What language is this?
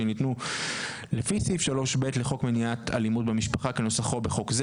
Hebrew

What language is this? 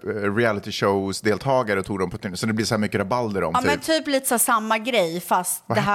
Swedish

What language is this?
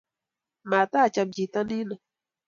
Kalenjin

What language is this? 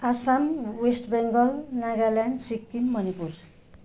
Nepali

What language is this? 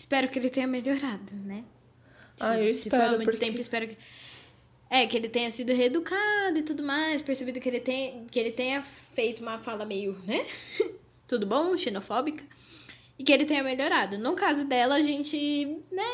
Portuguese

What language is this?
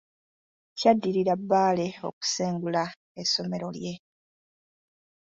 Ganda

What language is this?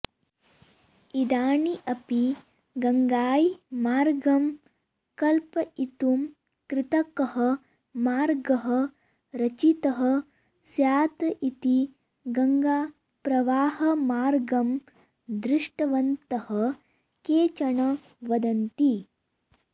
Sanskrit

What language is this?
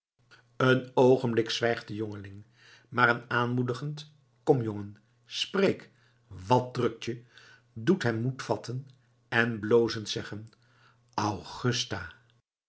Dutch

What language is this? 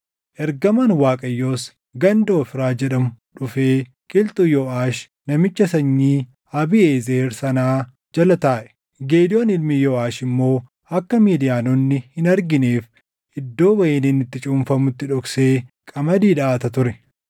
Oromo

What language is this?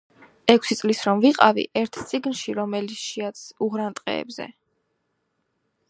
Georgian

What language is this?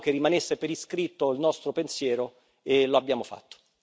Italian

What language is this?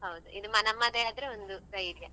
Kannada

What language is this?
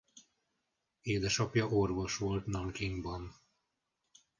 Hungarian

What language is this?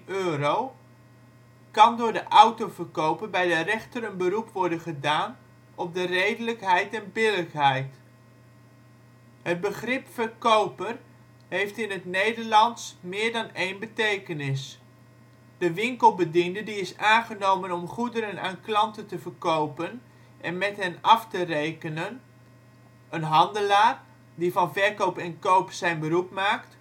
Dutch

